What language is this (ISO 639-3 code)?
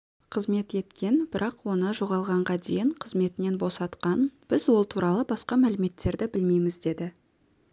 kaz